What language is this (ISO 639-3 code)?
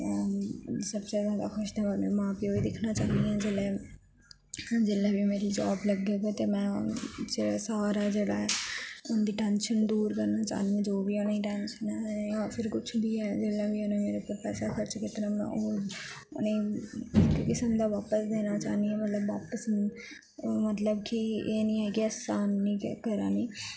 doi